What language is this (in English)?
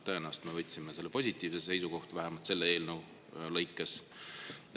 Estonian